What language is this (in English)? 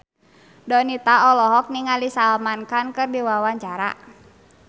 Sundanese